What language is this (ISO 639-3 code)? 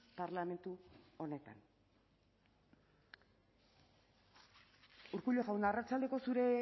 eus